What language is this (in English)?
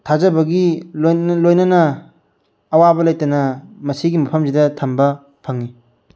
Manipuri